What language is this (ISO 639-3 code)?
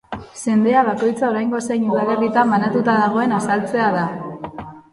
eus